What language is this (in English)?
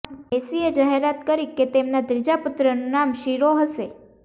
Gujarati